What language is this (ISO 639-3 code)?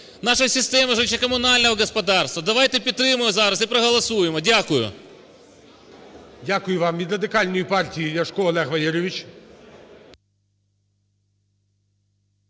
ukr